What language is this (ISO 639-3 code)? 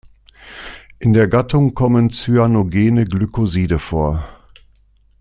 deu